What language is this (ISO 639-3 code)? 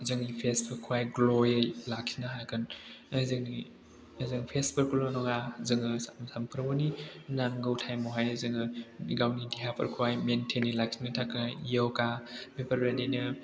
brx